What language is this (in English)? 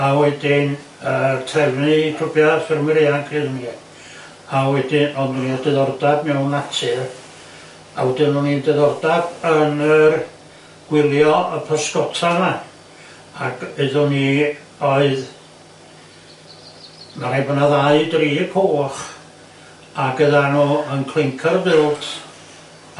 Welsh